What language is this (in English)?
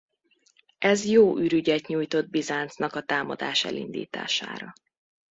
Hungarian